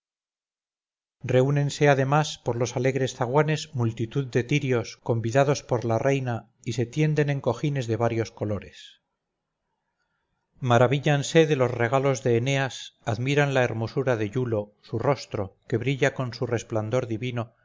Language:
Spanish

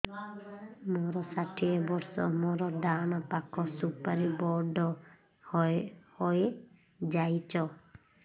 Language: Odia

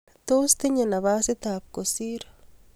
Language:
Kalenjin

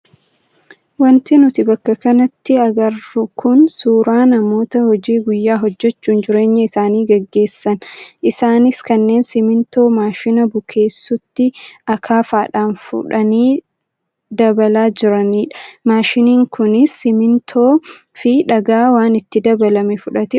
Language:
Oromo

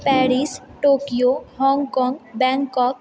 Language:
Maithili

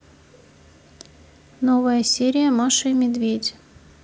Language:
Russian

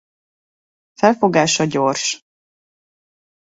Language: Hungarian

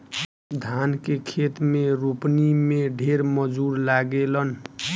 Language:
Bhojpuri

